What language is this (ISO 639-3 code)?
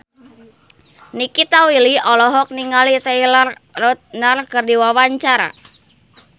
sun